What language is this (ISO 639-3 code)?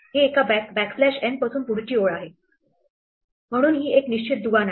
mar